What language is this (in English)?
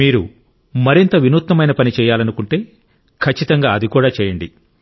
Telugu